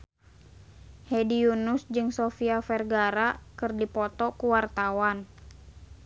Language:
Sundanese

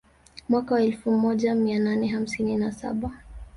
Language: Swahili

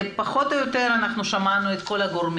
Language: Hebrew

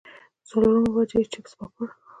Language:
Pashto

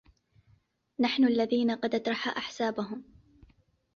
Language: Arabic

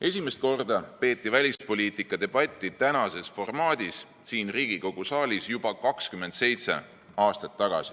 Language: Estonian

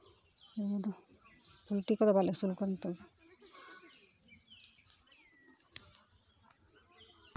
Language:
Santali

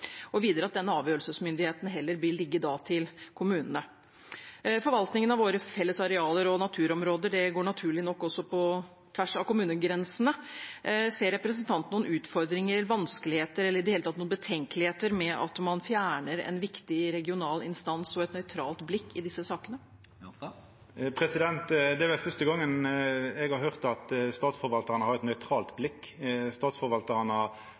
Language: Norwegian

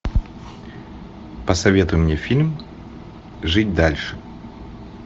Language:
Russian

